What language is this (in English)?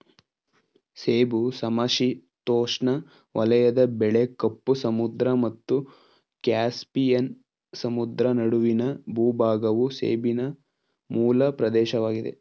Kannada